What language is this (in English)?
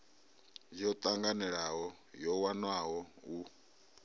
Venda